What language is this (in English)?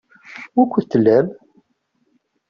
Kabyle